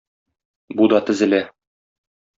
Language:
Tatar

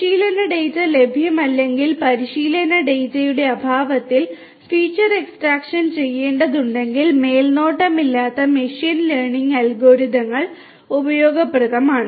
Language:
Malayalam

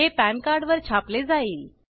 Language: Marathi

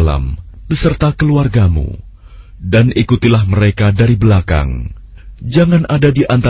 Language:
Indonesian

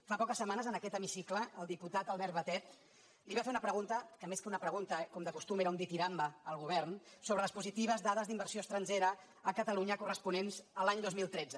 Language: Catalan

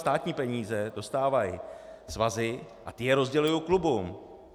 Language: Czech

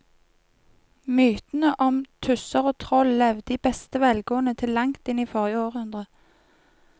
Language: Norwegian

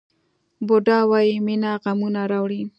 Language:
Pashto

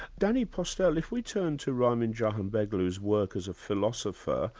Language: English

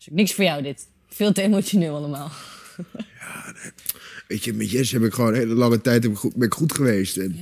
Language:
Dutch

